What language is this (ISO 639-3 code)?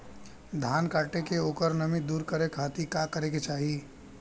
bho